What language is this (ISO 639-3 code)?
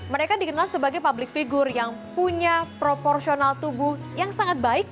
ind